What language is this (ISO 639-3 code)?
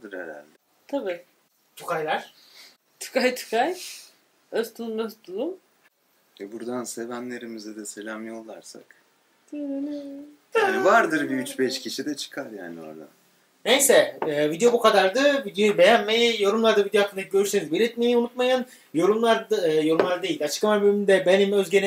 tur